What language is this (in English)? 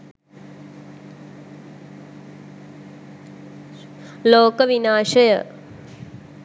Sinhala